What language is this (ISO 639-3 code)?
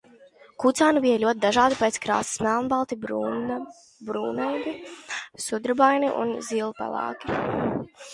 lav